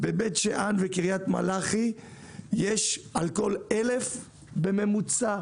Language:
Hebrew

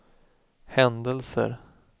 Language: Swedish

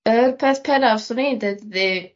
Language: Welsh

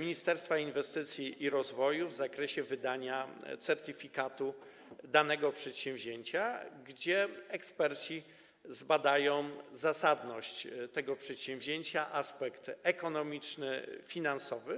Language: Polish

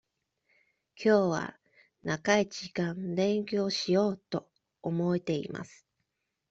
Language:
Japanese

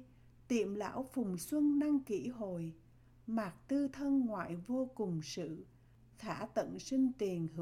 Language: Vietnamese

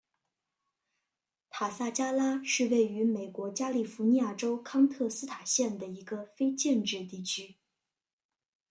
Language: Chinese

